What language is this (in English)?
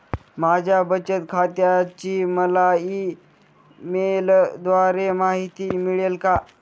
Marathi